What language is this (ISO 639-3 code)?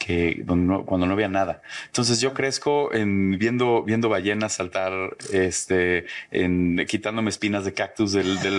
spa